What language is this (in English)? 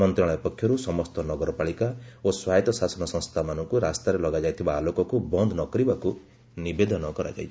Odia